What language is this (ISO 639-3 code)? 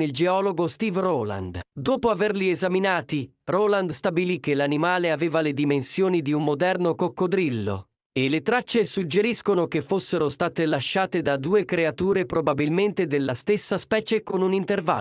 ita